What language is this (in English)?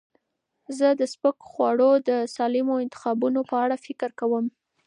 Pashto